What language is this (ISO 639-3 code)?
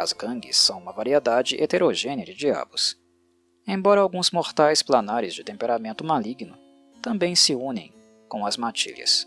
por